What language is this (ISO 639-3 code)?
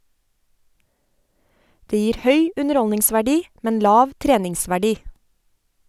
nor